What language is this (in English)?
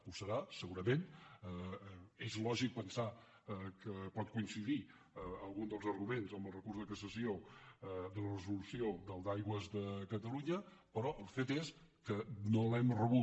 Catalan